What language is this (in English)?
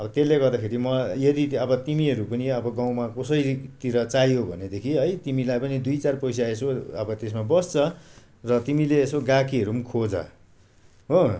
Nepali